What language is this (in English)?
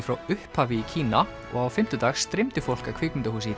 Icelandic